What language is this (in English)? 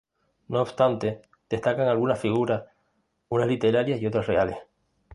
Spanish